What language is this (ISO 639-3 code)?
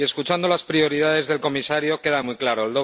spa